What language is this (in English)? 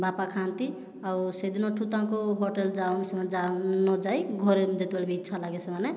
Odia